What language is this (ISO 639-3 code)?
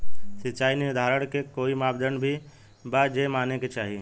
bho